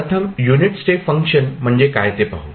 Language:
Marathi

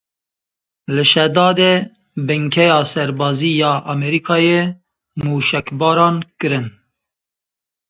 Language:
Kurdish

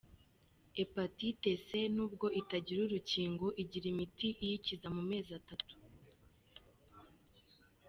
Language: Kinyarwanda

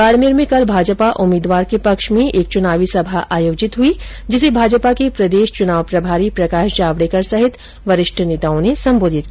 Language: Hindi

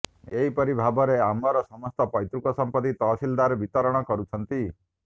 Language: Odia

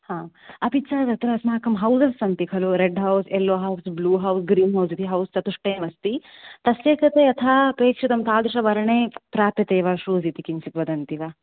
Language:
Sanskrit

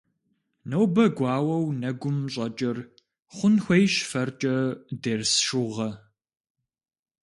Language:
Kabardian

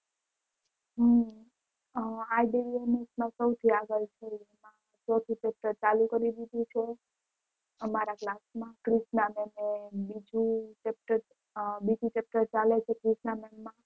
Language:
Gujarati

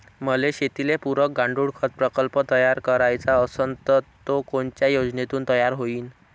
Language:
Marathi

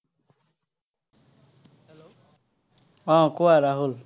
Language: Assamese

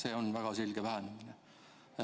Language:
Estonian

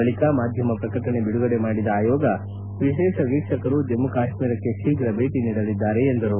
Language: Kannada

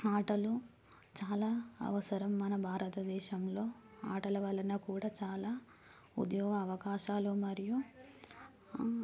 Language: Telugu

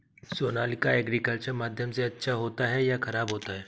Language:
Hindi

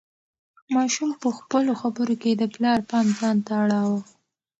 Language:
Pashto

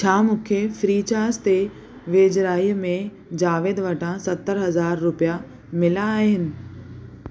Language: Sindhi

